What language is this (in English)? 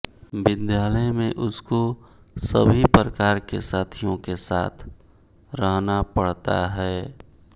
Hindi